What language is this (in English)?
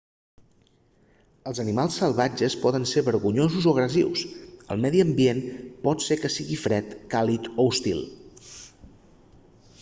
Catalan